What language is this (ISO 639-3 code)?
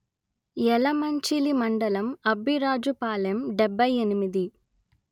tel